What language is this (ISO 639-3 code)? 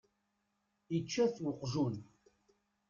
kab